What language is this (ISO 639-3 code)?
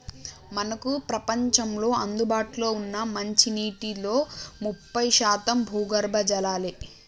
tel